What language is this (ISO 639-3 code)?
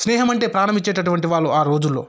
tel